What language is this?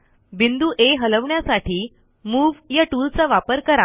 Marathi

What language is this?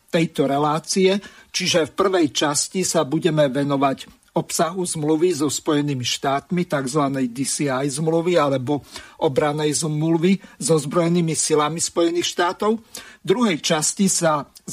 Slovak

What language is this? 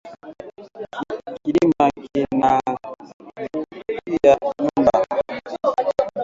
Swahili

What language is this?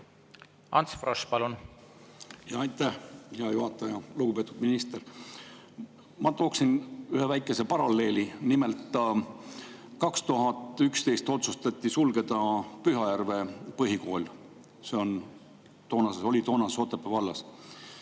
Estonian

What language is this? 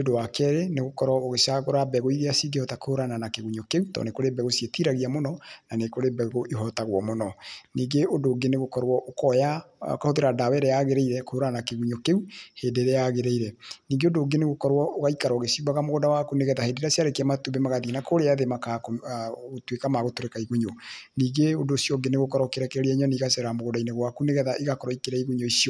Kikuyu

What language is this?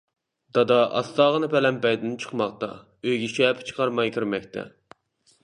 Uyghur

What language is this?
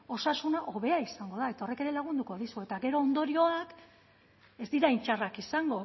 Basque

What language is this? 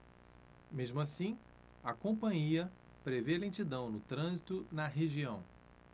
Portuguese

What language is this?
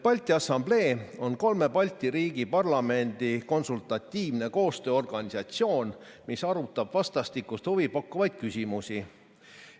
Estonian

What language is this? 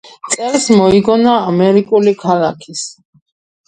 Georgian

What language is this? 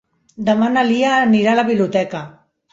Catalan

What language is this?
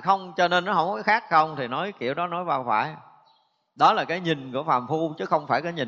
Vietnamese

